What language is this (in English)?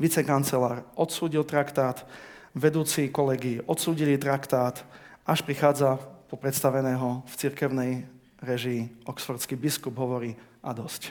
Slovak